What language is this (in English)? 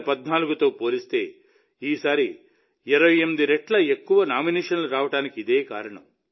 Telugu